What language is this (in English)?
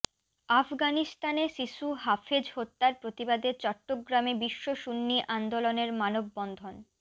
Bangla